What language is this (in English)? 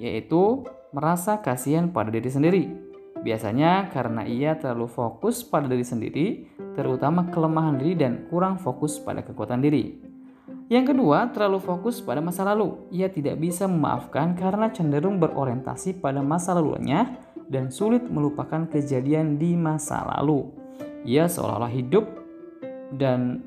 Indonesian